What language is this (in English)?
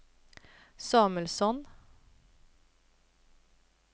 Swedish